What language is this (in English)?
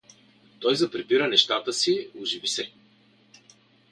Bulgarian